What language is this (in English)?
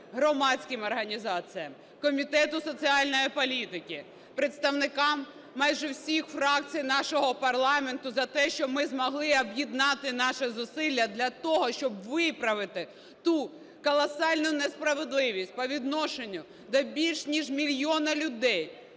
Ukrainian